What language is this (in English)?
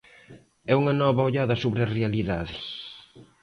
Galician